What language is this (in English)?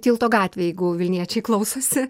Lithuanian